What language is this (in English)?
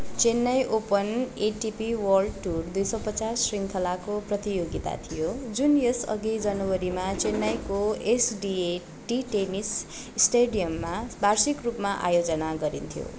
Nepali